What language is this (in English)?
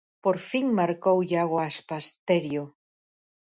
Galician